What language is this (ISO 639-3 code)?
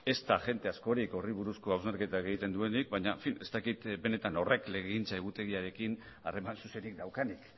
eus